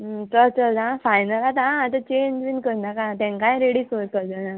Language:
Konkani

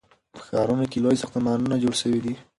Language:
Pashto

